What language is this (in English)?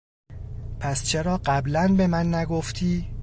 Persian